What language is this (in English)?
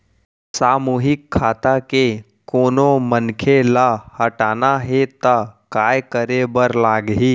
Chhattisgarhi